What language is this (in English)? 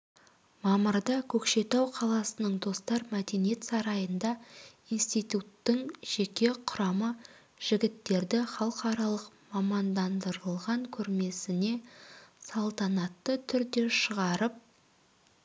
Kazakh